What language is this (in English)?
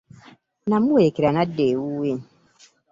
Ganda